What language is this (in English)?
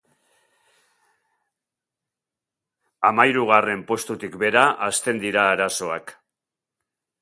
Basque